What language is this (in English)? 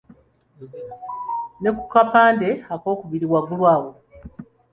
Ganda